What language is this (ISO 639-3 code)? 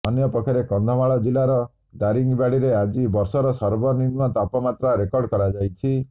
ori